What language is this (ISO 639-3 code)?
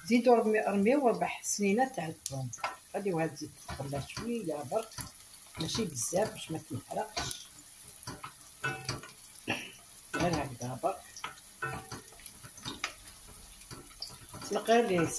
ara